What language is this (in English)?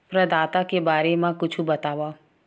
Chhattisgarhi